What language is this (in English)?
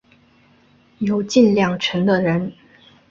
Chinese